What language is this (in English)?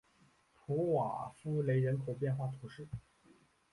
Chinese